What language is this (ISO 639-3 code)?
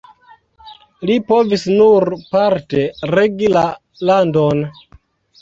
epo